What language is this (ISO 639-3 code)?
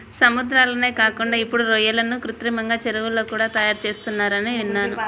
tel